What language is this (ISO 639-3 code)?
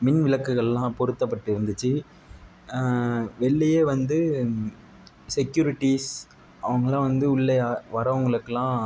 tam